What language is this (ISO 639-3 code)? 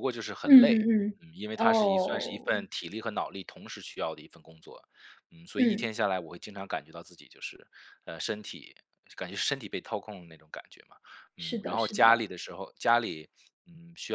zho